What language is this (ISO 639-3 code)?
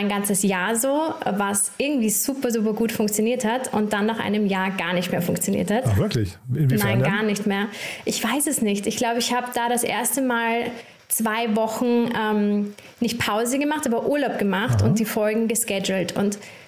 deu